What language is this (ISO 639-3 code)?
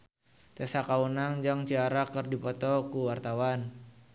sun